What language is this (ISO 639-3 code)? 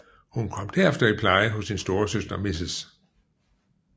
dan